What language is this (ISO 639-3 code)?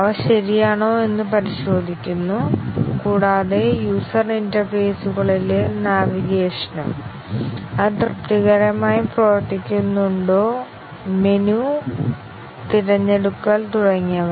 mal